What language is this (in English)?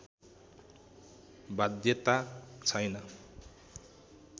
Nepali